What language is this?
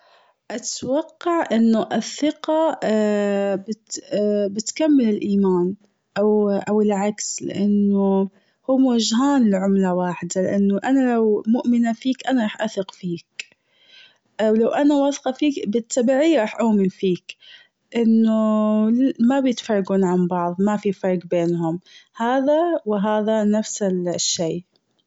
Gulf Arabic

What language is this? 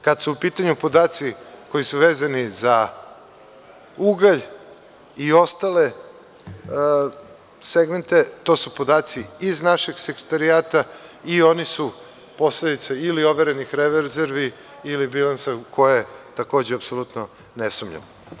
Serbian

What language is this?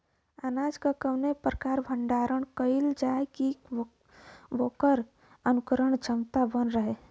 Bhojpuri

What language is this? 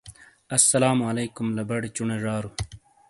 Shina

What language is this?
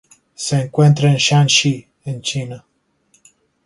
Spanish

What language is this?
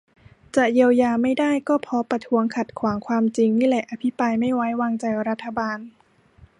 Thai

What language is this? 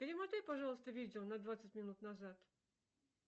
Russian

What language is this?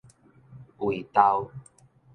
Min Nan Chinese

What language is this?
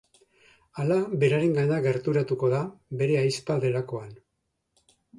Basque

